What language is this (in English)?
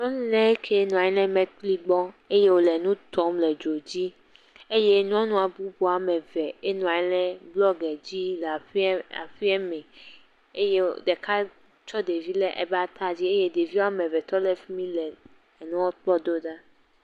Ewe